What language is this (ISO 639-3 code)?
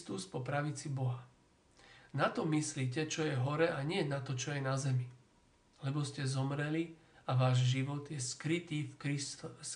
slk